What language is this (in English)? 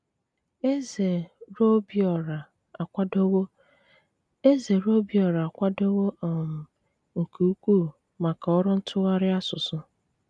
Igbo